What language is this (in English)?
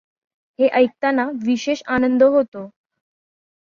Marathi